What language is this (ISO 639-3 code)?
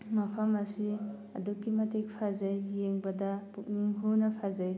mni